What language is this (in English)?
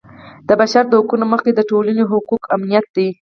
Pashto